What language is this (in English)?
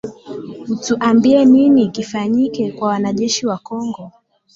Swahili